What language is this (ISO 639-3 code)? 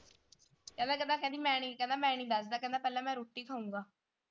pan